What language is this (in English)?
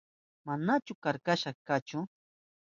Southern Pastaza Quechua